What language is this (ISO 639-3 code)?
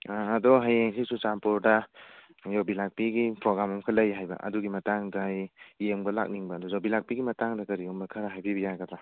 mni